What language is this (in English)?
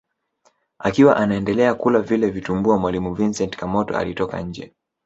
Swahili